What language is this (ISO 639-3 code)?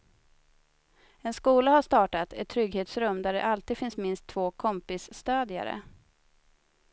swe